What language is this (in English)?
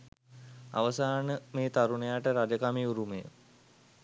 Sinhala